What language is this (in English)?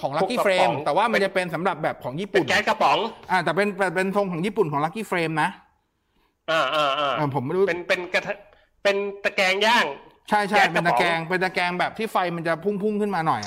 Thai